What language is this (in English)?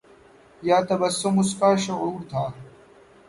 Urdu